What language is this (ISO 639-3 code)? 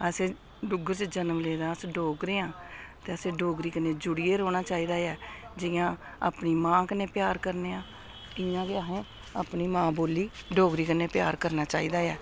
doi